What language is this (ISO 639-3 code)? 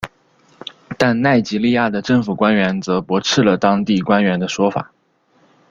zho